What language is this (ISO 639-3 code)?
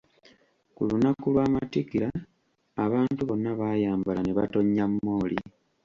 lug